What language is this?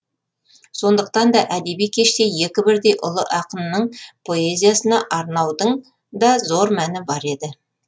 Kazakh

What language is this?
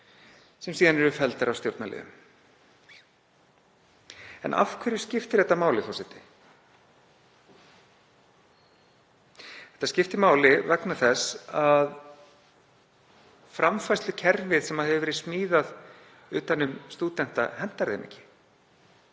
Icelandic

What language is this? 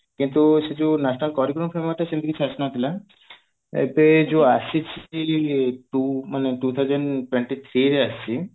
Odia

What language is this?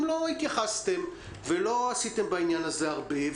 Hebrew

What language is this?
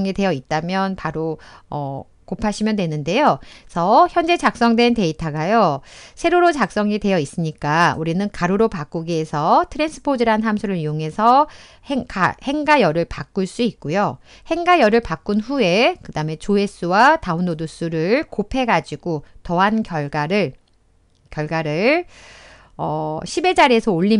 Korean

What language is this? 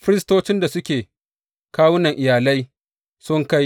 Hausa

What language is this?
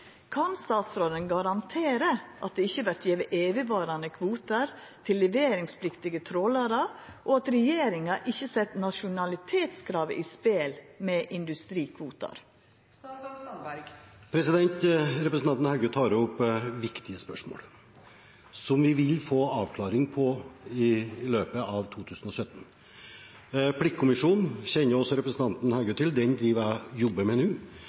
Norwegian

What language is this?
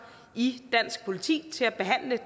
Danish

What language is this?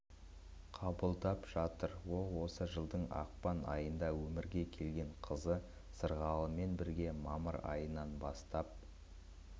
Kazakh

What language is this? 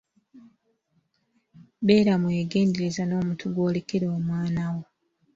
Ganda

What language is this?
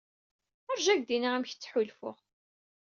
Kabyle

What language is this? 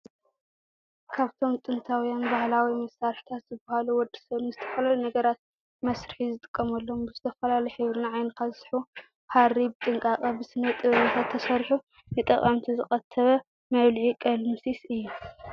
Tigrinya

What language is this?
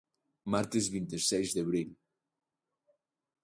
Galician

